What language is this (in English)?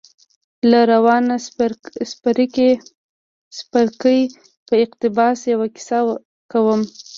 Pashto